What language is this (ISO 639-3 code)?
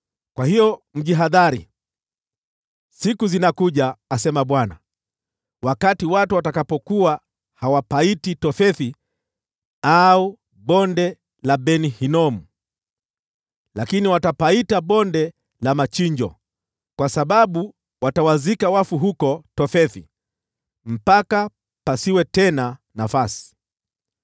swa